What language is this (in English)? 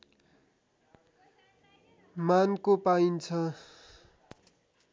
Nepali